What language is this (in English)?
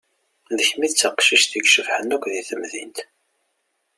Kabyle